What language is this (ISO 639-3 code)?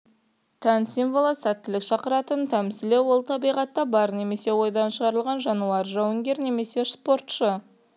kaz